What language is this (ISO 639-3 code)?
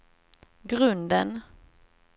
swe